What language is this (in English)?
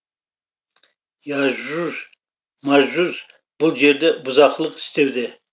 Kazakh